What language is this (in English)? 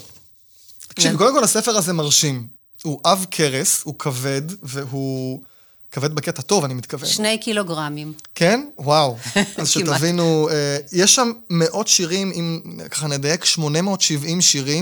Hebrew